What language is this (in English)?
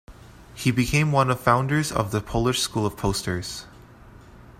English